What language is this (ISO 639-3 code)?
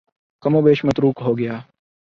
urd